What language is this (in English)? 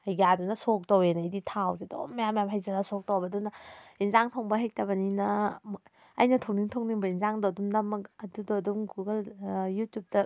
Manipuri